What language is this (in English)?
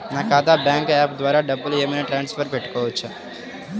Telugu